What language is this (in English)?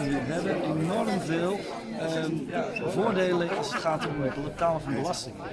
Dutch